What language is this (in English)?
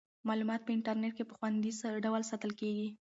Pashto